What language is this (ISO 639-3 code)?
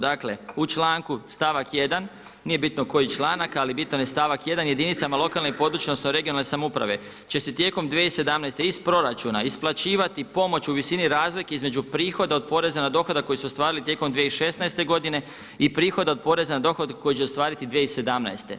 hrv